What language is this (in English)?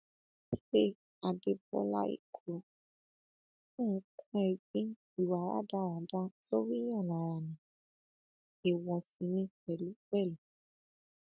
Yoruba